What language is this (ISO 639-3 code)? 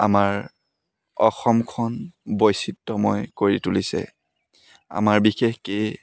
asm